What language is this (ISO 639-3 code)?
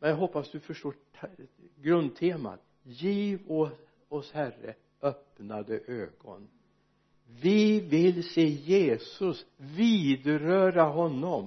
swe